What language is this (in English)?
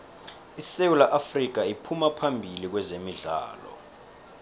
South Ndebele